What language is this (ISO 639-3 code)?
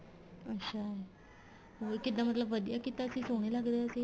pan